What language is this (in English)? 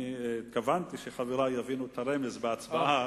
Hebrew